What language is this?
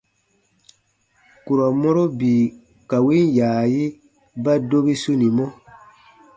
Baatonum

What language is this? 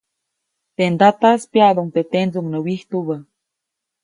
Copainalá Zoque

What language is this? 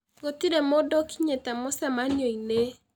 Kikuyu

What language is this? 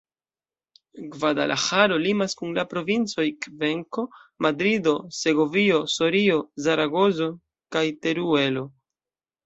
Esperanto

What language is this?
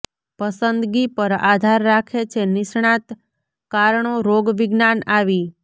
Gujarati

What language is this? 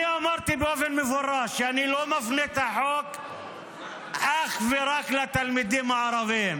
Hebrew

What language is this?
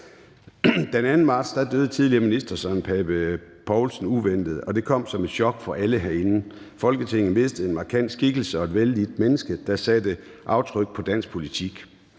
Danish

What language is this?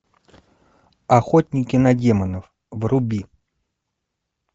Russian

